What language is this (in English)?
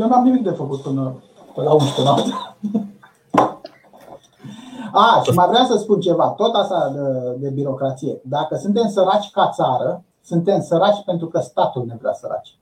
Romanian